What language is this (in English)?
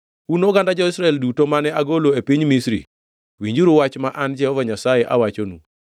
Luo (Kenya and Tanzania)